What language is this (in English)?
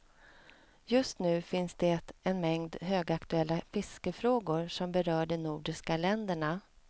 Swedish